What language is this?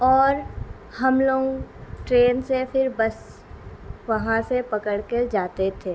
Urdu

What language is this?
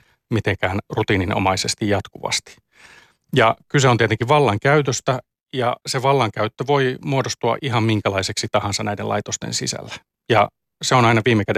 Finnish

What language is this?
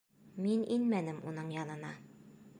Bashkir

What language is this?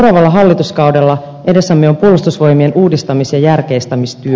Finnish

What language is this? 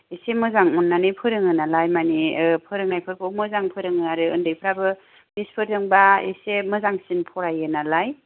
Bodo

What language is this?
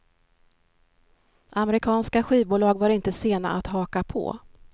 Swedish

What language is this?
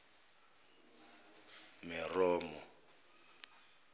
Zulu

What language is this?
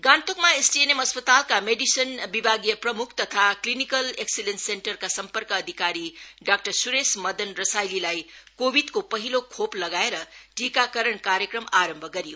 Nepali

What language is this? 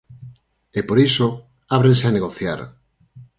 Galician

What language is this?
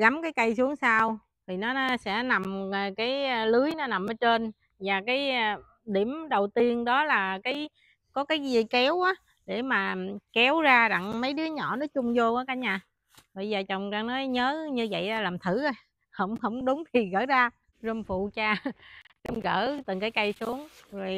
Vietnamese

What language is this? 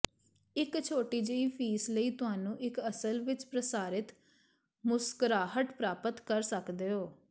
Punjabi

